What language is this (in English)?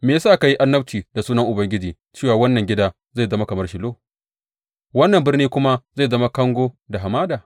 Hausa